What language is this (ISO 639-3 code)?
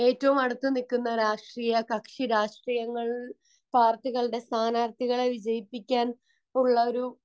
mal